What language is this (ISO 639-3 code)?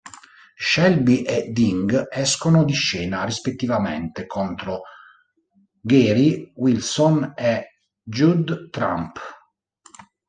ita